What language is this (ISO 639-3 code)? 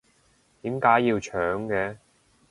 yue